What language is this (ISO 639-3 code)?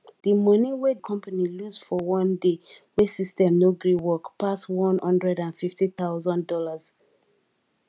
pcm